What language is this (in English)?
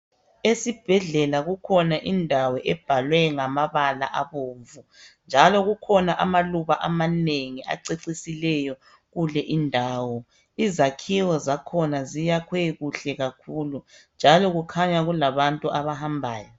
North Ndebele